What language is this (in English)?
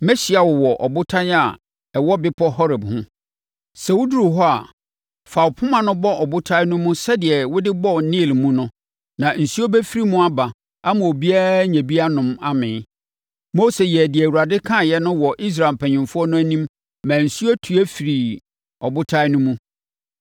Akan